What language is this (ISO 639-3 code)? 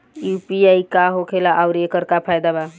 bho